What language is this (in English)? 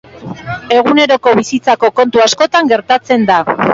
Basque